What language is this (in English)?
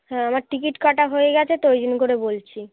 Bangla